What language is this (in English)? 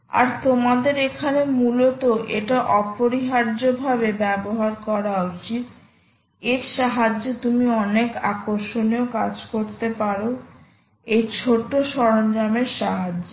Bangla